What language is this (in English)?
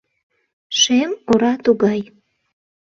Mari